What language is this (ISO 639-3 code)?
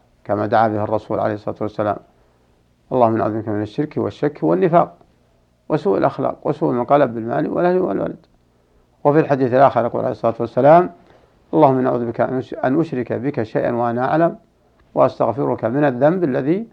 ara